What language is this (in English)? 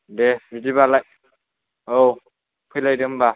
Bodo